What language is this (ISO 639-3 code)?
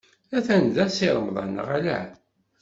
kab